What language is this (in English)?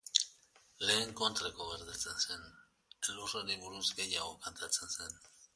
Basque